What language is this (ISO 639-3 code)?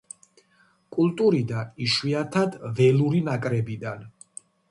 kat